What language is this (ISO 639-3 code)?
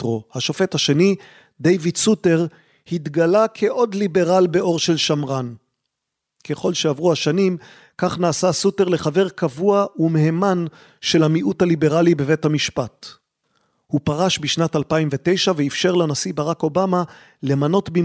heb